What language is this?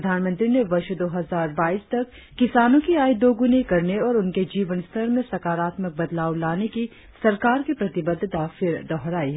Hindi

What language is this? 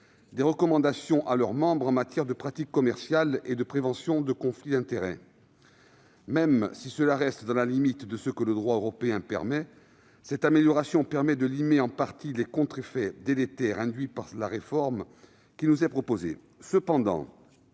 French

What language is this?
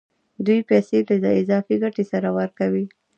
Pashto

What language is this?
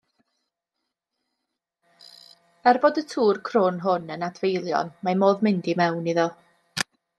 Welsh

